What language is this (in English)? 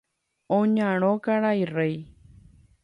Guarani